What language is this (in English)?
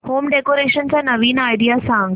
Marathi